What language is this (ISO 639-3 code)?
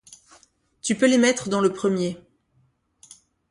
fra